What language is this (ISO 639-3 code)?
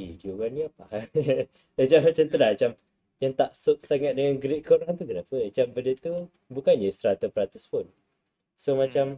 msa